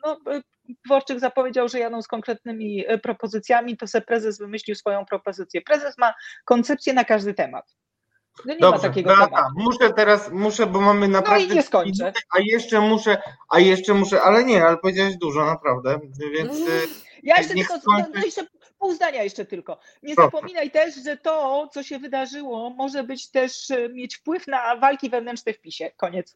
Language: Polish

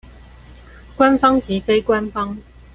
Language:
Chinese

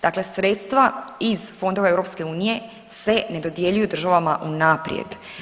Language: Croatian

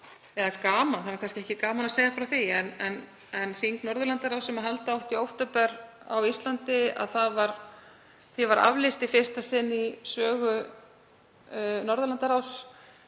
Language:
Icelandic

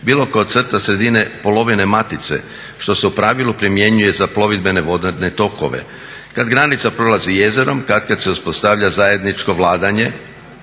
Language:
Croatian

